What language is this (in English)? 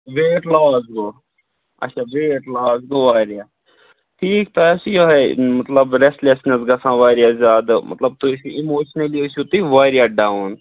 Kashmiri